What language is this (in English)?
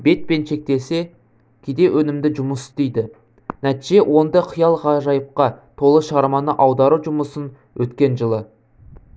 Kazakh